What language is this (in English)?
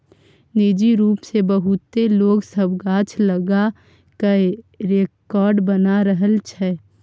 Maithili